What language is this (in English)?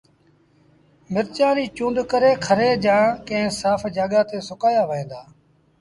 Sindhi Bhil